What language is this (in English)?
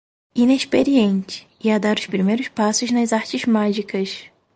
Portuguese